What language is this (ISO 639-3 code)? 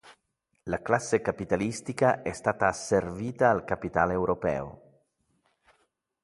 ita